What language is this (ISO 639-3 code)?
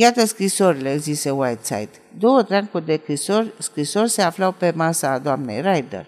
ron